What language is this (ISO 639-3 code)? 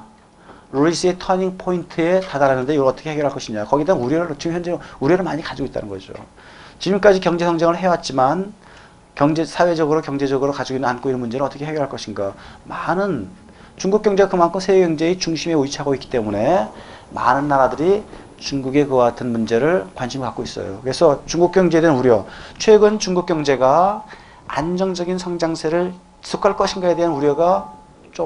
kor